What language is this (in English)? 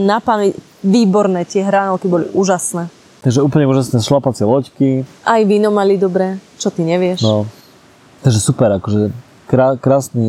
Slovak